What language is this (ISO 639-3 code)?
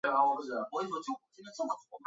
zho